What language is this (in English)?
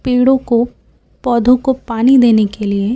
Hindi